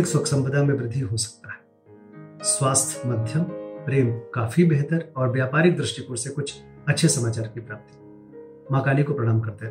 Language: Hindi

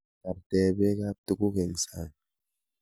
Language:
Kalenjin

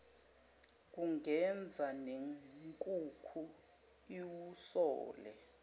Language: Zulu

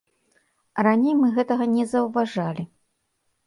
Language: Belarusian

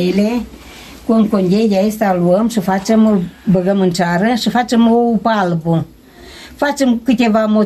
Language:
Romanian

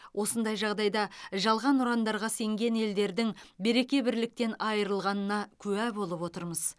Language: Kazakh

